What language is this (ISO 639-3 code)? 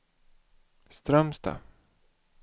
swe